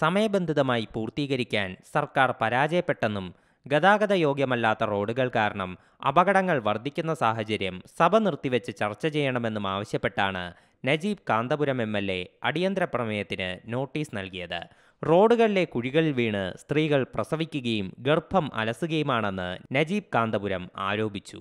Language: Malayalam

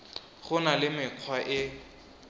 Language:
Tswana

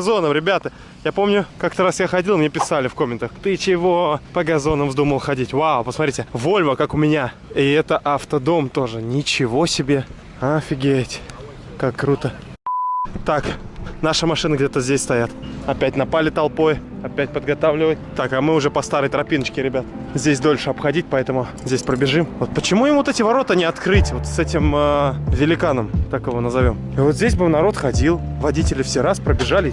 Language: Russian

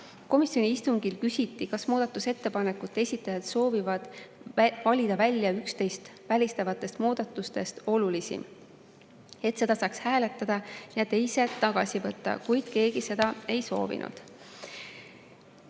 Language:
Estonian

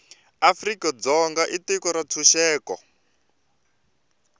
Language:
Tsonga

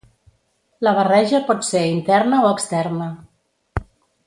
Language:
Catalan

